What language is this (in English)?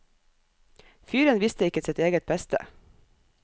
Norwegian